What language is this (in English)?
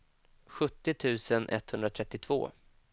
Swedish